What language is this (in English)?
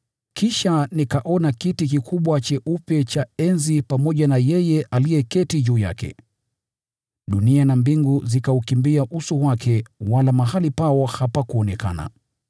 Swahili